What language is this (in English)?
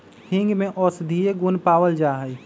Magahi